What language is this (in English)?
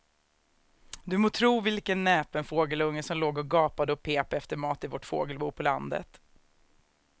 Swedish